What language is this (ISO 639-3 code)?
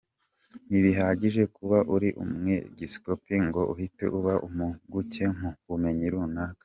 kin